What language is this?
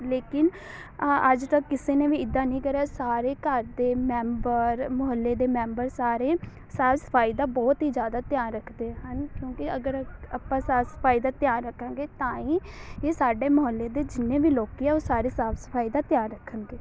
Punjabi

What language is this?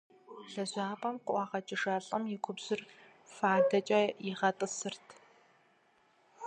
Kabardian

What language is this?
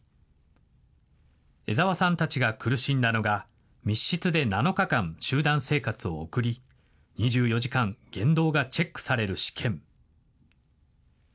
Japanese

